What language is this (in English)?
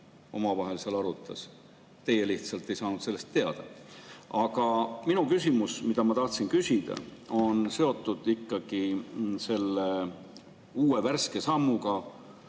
Estonian